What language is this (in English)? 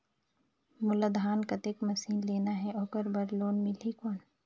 Chhattisgarhi